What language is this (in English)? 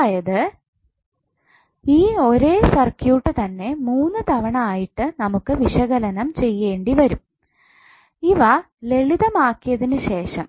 Malayalam